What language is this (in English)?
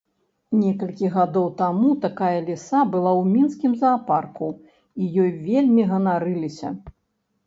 Belarusian